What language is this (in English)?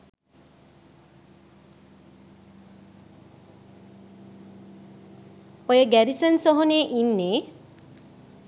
Sinhala